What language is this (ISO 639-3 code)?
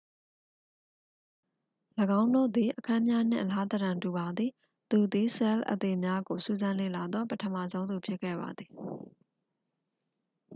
mya